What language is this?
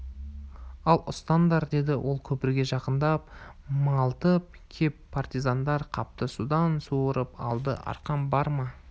Kazakh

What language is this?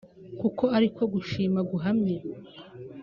Kinyarwanda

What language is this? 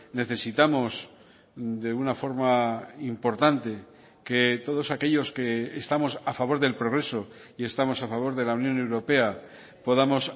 Spanish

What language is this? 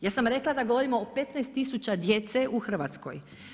Croatian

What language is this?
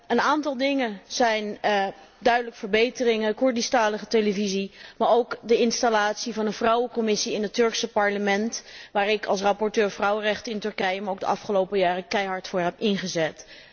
Dutch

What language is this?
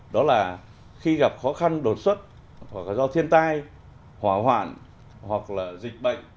Vietnamese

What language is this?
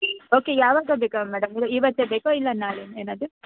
Kannada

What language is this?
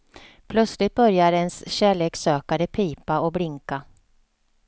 Swedish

